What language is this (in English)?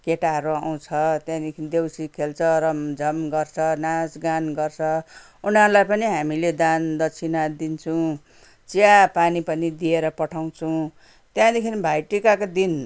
Nepali